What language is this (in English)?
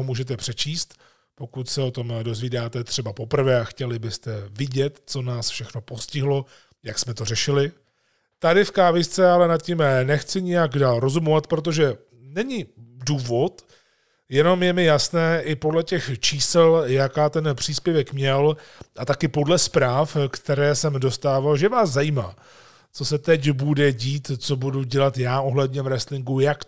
Czech